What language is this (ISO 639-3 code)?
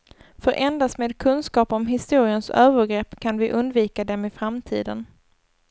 swe